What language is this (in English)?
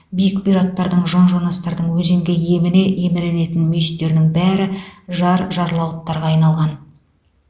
Kazakh